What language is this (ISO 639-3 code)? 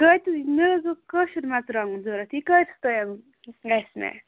kas